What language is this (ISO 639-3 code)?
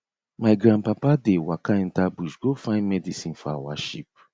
pcm